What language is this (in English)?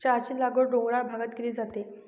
Marathi